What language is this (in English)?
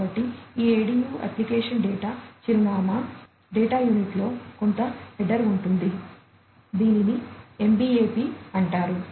Telugu